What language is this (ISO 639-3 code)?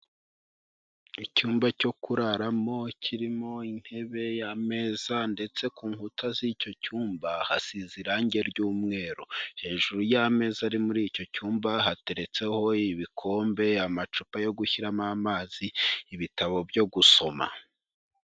kin